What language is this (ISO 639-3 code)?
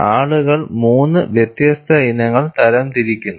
mal